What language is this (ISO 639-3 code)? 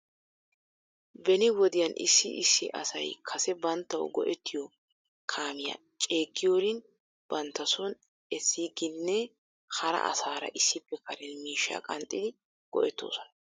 wal